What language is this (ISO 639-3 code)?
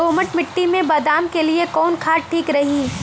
bho